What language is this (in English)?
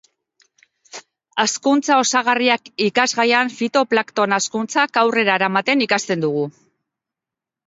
Basque